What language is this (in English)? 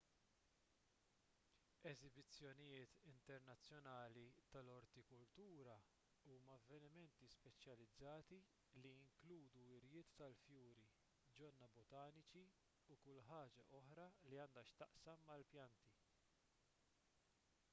Maltese